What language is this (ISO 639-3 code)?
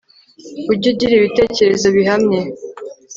kin